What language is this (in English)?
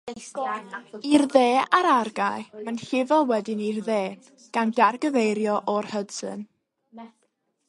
Welsh